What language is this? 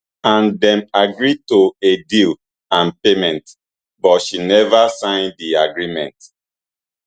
Nigerian Pidgin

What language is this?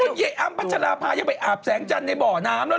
Thai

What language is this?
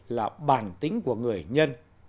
Vietnamese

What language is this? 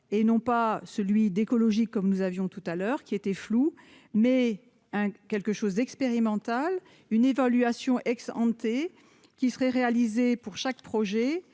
French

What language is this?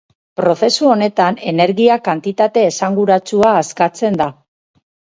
Basque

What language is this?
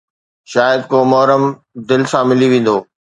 Sindhi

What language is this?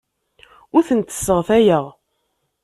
Kabyle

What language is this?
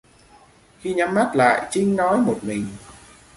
Vietnamese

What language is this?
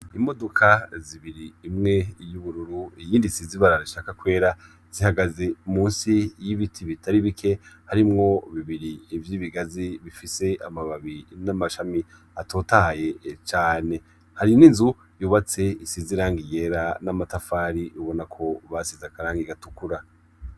Rundi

